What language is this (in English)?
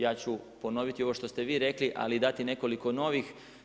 Croatian